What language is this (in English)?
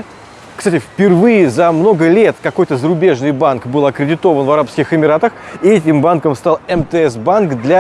Russian